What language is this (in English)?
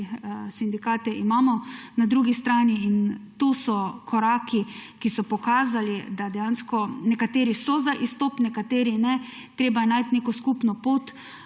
Slovenian